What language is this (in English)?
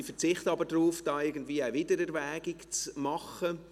Swiss German